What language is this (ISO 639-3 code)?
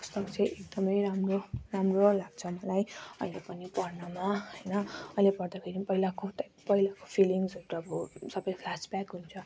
nep